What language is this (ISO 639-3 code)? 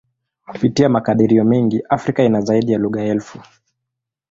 swa